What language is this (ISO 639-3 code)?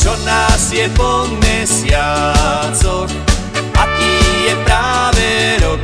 hrv